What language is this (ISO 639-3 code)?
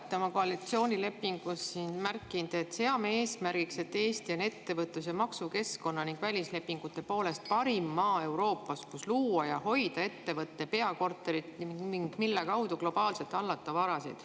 est